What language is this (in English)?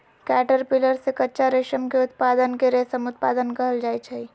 Magahi